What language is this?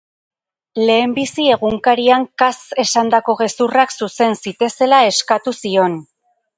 Basque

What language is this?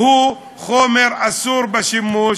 Hebrew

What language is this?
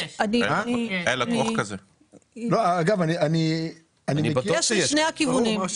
Hebrew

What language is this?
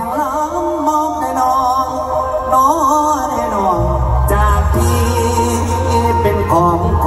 Thai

